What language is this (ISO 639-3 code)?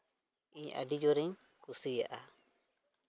sat